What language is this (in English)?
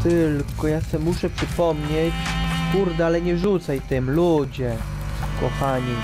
Polish